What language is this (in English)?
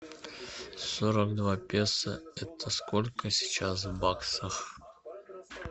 Russian